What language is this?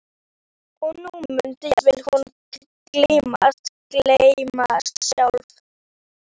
Icelandic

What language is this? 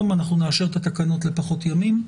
Hebrew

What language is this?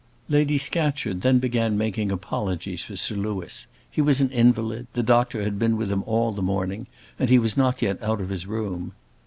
English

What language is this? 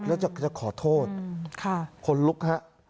Thai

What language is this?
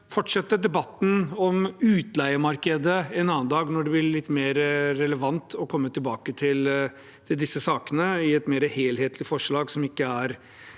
Norwegian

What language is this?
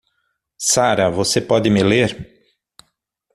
Portuguese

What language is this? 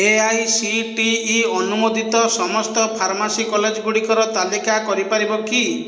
Odia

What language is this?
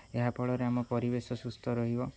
Odia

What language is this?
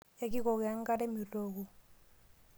Masai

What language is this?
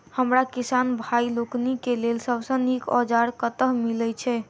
Maithili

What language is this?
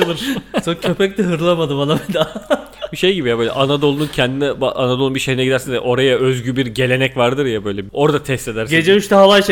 Turkish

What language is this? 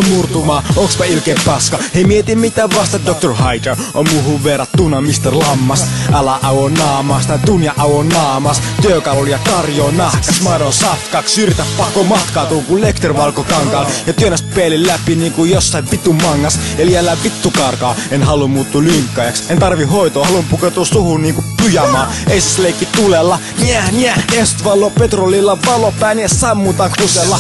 Finnish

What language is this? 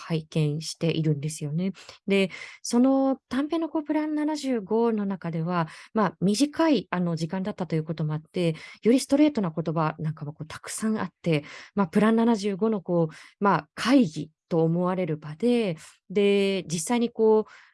Japanese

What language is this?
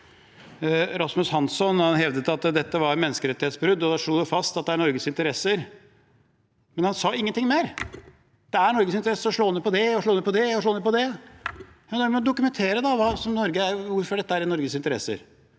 Norwegian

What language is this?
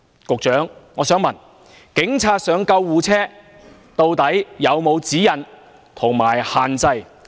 Cantonese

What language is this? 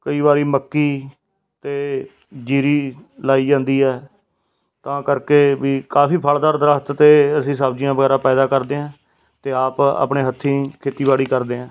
Punjabi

